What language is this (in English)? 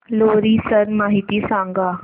Marathi